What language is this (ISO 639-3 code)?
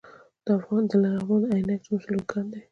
pus